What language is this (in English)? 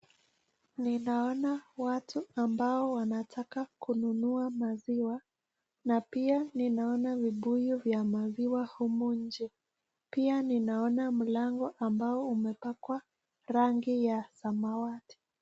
Swahili